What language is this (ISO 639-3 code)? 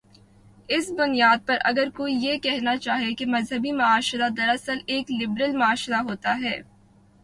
urd